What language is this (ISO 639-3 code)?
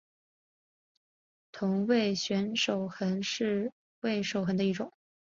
zho